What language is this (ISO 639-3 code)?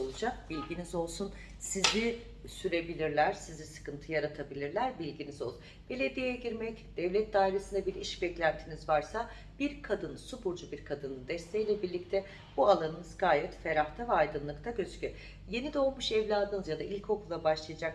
tur